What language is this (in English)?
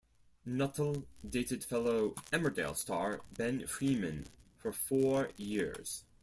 English